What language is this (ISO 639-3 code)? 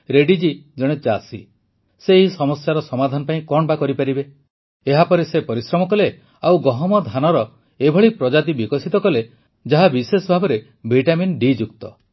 ori